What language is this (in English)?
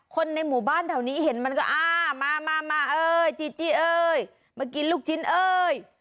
Thai